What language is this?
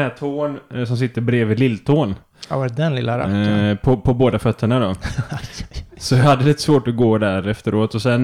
Swedish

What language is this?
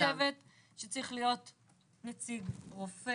Hebrew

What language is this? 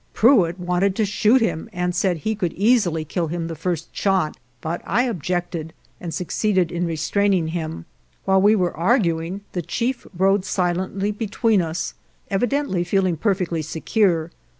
English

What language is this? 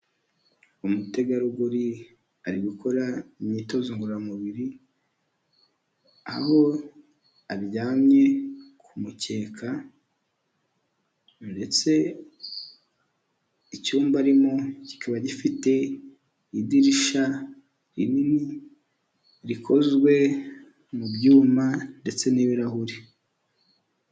Kinyarwanda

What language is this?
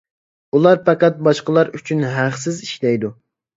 Uyghur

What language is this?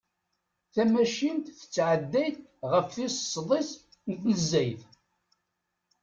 Kabyle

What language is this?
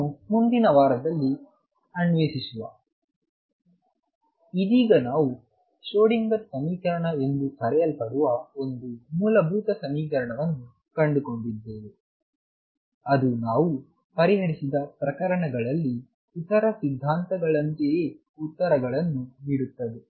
Kannada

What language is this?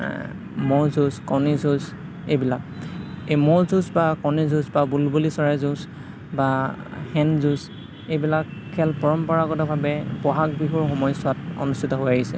Assamese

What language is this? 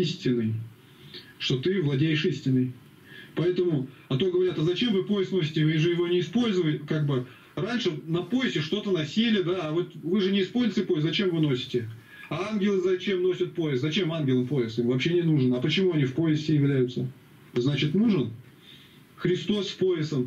Russian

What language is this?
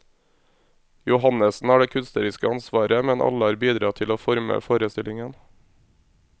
Norwegian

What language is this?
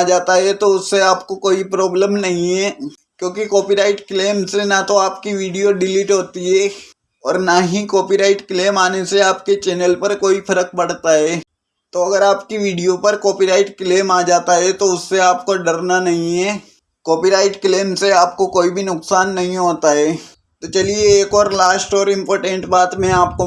Hindi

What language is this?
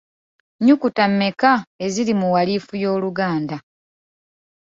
Ganda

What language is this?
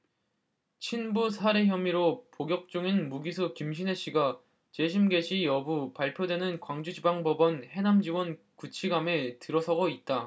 Korean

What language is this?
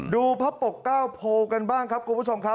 Thai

